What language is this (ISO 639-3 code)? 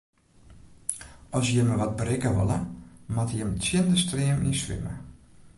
fry